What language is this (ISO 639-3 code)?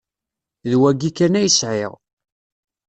kab